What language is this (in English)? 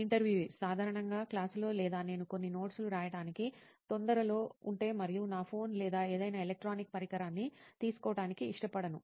Telugu